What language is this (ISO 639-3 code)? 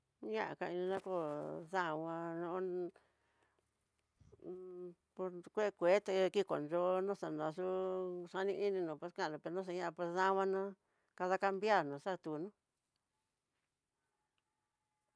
mtx